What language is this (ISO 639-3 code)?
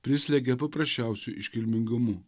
lit